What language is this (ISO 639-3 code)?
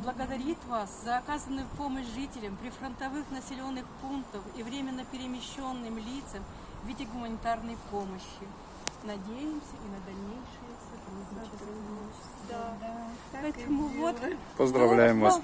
rus